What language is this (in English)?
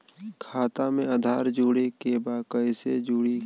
Bhojpuri